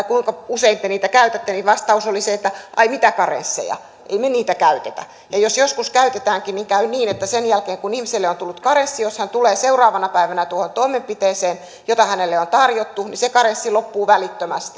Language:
Finnish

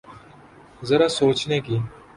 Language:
Urdu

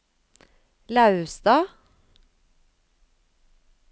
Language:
Norwegian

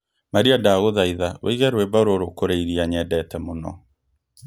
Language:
Kikuyu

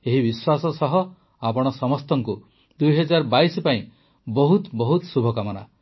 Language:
Odia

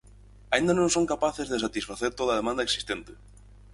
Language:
Galician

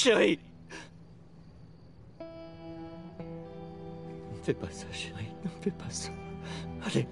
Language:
French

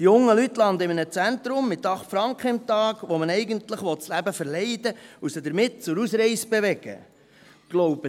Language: Swiss German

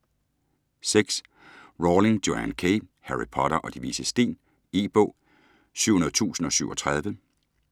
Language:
Danish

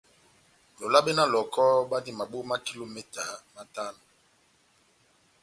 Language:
Batanga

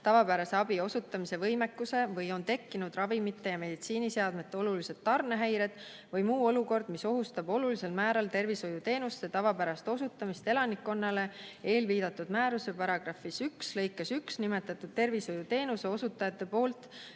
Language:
Estonian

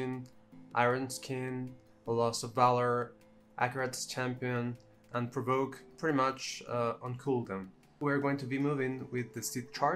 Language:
English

